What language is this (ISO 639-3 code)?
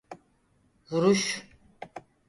tur